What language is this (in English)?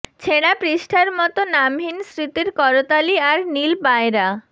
Bangla